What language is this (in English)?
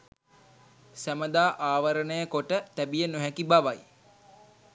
Sinhala